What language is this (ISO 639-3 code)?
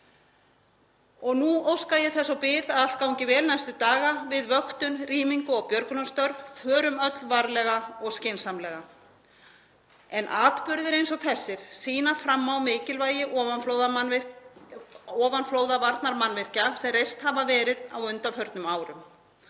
isl